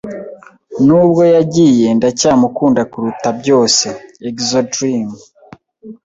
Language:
Kinyarwanda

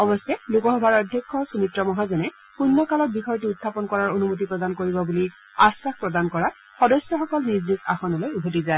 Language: Assamese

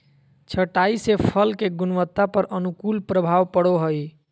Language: Magahi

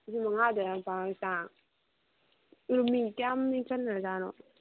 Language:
Manipuri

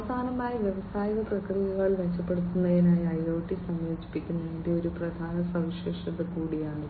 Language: Malayalam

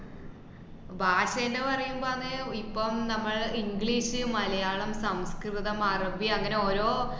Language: Malayalam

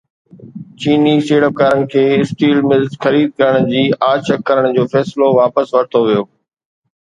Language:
Sindhi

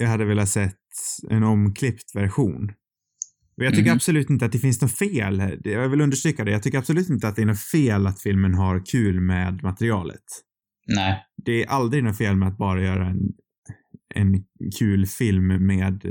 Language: Swedish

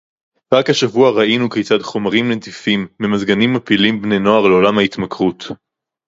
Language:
Hebrew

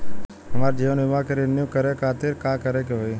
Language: Bhojpuri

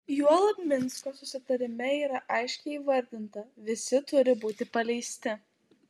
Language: Lithuanian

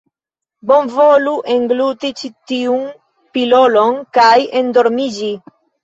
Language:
Esperanto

